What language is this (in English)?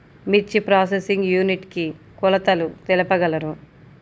Telugu